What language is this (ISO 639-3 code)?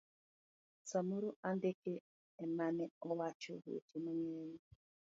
luo